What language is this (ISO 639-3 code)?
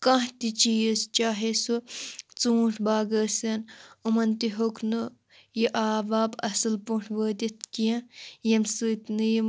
kas